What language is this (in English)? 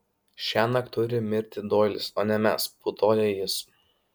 Lithuanian